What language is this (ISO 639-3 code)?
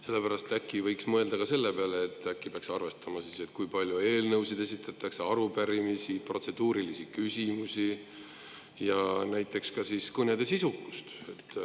est